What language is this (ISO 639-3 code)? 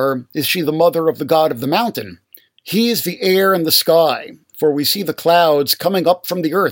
eng